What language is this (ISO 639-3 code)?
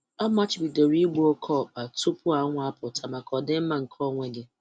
ibo